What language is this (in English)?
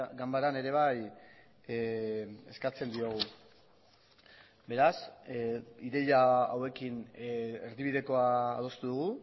Basque